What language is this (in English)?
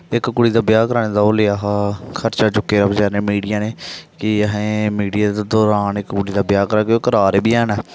Dogri